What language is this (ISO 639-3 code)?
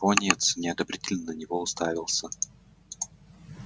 rus